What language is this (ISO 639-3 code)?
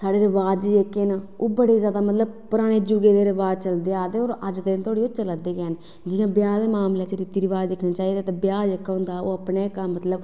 doi